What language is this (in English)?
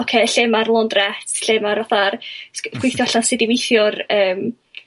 Welsh